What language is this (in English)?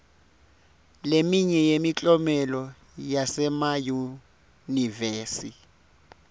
Swati